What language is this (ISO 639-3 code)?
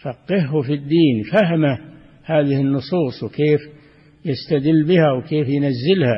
ara